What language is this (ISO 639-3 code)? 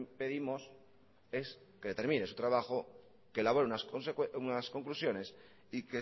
spa